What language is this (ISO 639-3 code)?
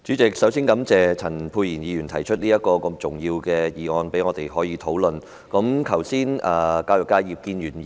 yue